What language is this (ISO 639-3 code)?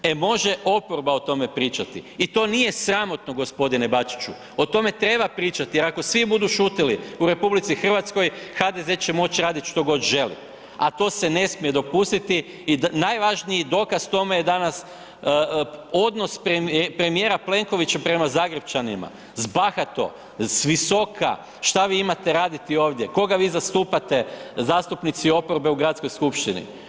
hrv